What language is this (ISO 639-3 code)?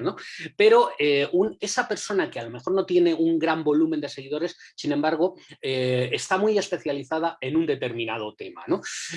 spa